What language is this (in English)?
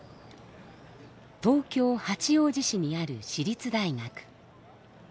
Japanese